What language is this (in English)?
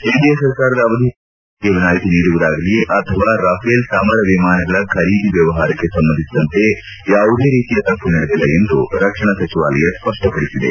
Kannada